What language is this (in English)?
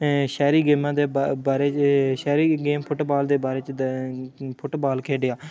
Dogri